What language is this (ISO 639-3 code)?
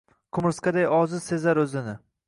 uzb